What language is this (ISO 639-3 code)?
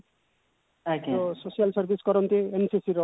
ori